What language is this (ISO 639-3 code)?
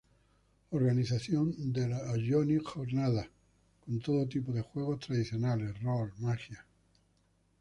spa